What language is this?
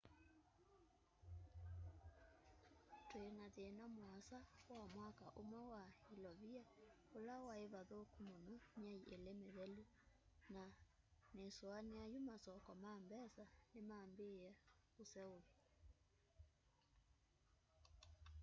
Kamba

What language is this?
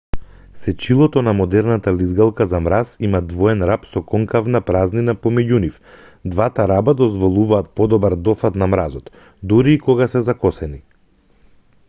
Macedonian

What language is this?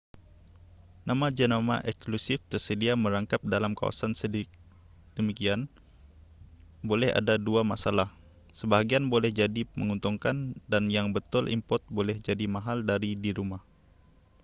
Malay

